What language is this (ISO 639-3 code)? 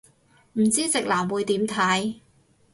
yue